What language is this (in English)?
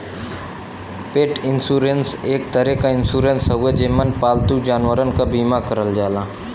Bhojpuri